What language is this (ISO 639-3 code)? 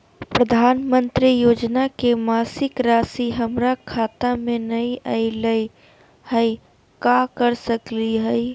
mag